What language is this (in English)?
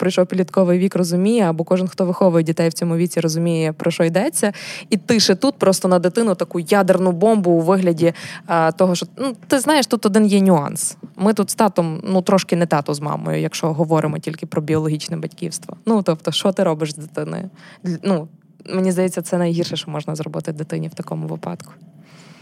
Ukrainian